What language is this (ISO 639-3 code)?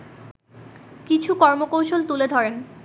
ben